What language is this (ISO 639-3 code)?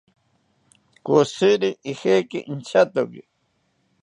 cpy